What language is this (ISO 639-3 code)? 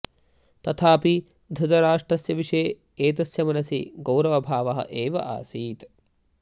san